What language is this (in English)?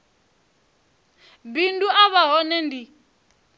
Venda